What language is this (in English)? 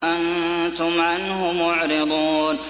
Arabic